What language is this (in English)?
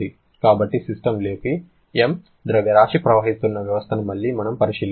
Telugu